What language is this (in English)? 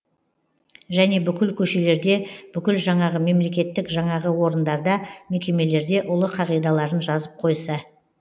Kazakh